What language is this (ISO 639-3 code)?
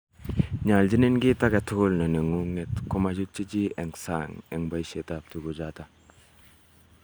kln